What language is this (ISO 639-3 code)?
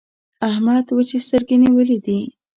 pus